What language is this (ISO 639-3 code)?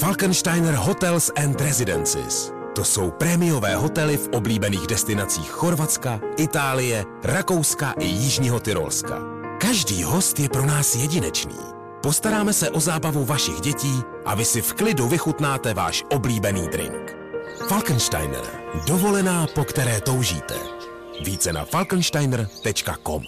ces